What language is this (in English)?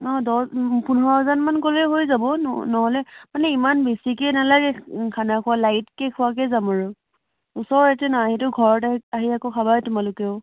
Assamese